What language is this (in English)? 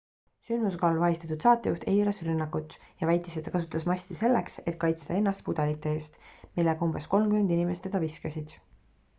Estonian